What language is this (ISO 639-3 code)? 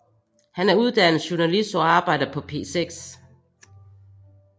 dan